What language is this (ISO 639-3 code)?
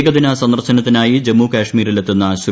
mal